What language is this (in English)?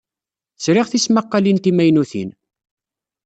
Kabyle